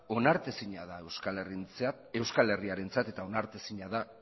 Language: Basque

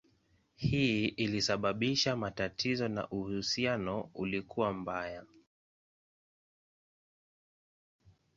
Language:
Swahili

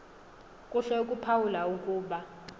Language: Xhosa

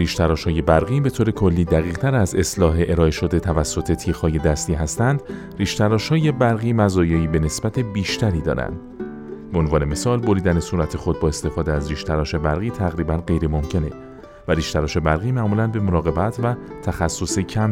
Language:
Persian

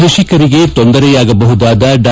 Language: Kannada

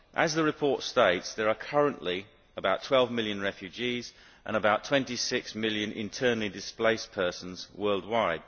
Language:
English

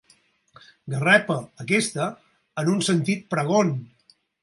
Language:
Catalan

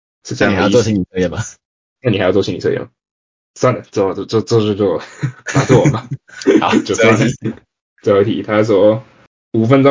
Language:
Chinese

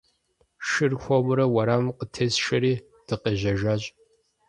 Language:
Kabardian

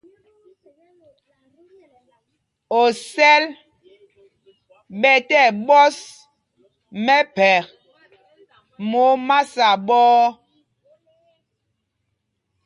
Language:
Mpumpong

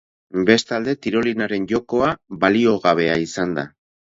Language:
Basque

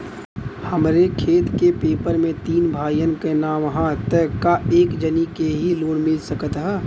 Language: Bhojpuri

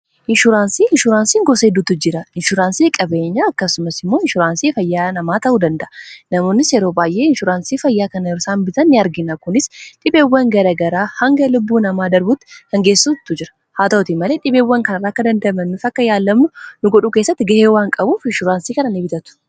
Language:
Oromo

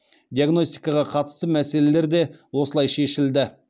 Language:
Kazakh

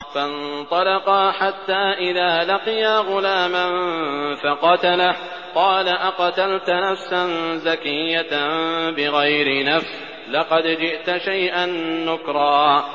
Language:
Arabic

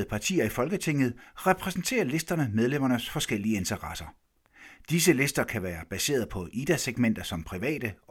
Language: Danish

